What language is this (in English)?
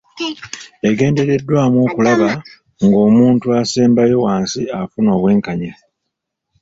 Ganda